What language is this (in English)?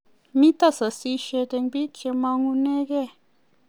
Kalenjin